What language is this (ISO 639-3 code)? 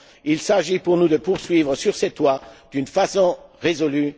fra